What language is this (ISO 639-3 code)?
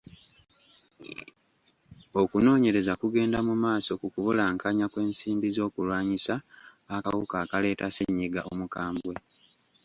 lug